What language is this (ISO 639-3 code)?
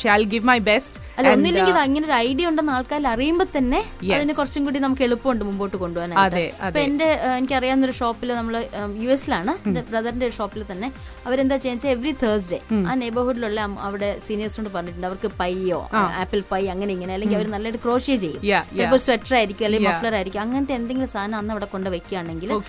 mal